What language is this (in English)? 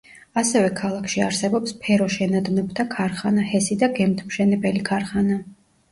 Georgian